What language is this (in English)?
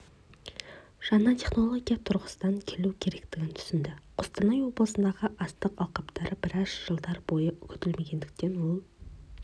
Kazakh